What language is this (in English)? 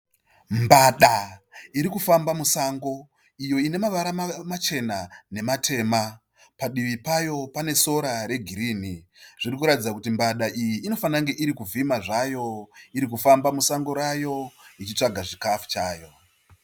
Shona